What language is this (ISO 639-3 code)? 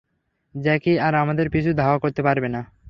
ben